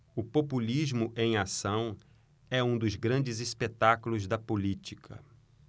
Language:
Portuguese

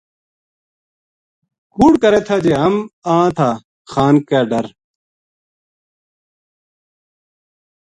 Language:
Gujari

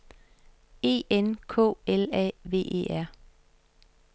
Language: Danish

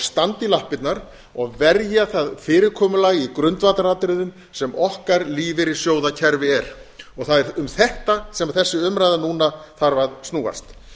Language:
Icelandic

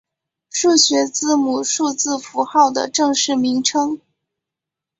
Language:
Chinese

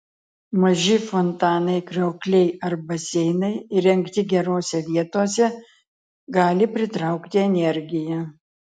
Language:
Lithuanian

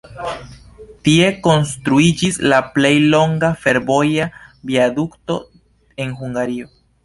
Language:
Esperanto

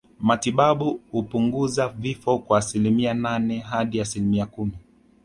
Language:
Swahili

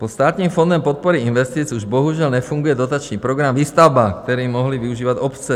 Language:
Czech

